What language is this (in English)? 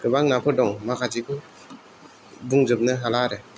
Bodo